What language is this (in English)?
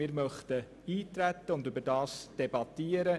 Swiss German